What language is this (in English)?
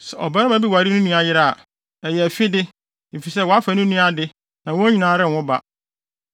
Akan